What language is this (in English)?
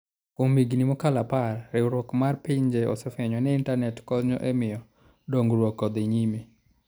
Luo (Kenya and Tanzania)